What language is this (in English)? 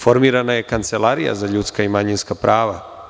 Serbian